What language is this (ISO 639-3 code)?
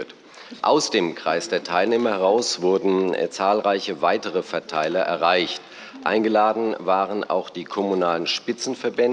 deu